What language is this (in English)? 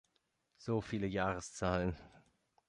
German